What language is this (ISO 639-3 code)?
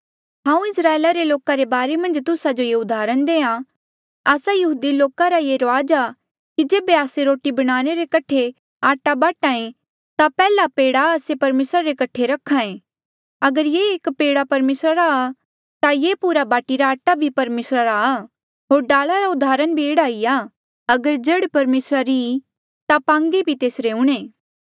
mjl